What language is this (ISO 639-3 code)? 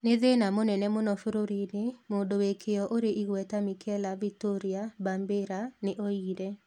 kik